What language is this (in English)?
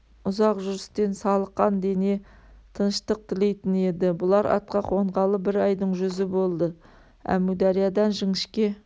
Kazakh